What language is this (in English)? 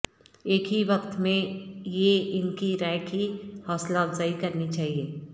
Urdu